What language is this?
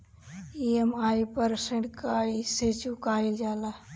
Bhojpuri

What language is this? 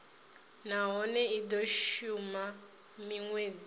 Venda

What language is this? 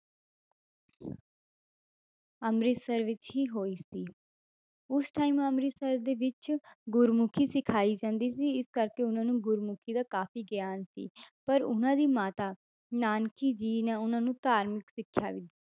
Punjabi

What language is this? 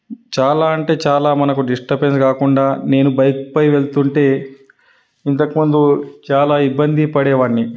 Telugu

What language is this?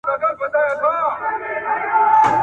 Pashto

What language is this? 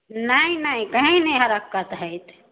Maithili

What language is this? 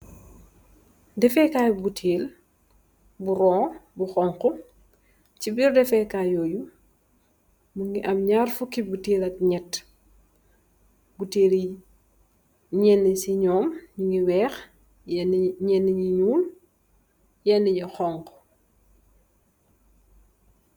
Wolof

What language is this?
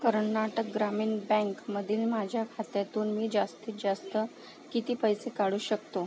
Marathi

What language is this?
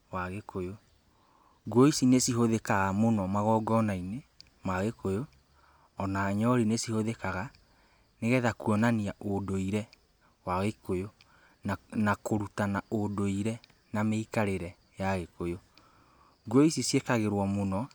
Kikuyu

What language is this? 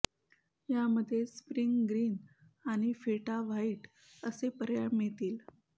Marathi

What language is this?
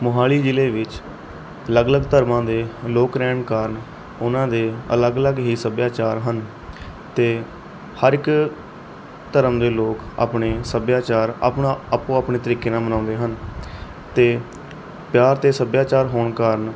Punjabi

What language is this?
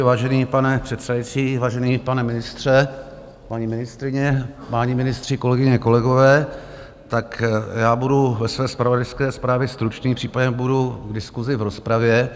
Czech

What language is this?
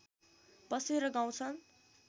Nepali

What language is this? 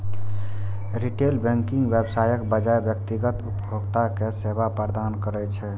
Maithili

